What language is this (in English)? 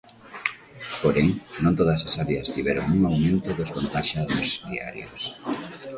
Galician